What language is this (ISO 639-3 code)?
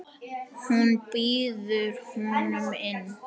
isl